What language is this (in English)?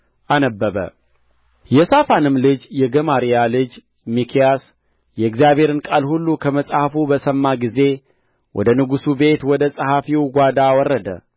Amharic